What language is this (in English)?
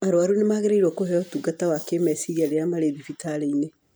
Kikuyu